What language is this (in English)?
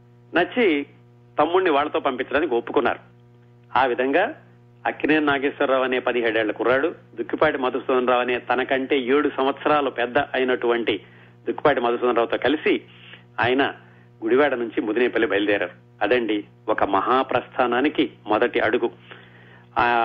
Telugu